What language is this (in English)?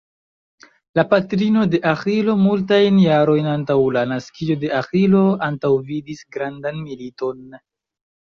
Esperanto